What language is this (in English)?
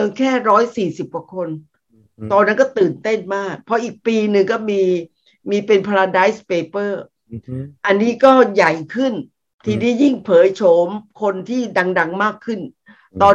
Thai